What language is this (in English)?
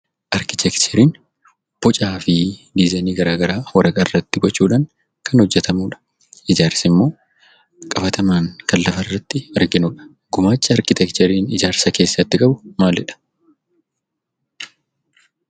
Oromo